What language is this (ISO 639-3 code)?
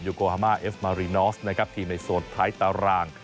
tha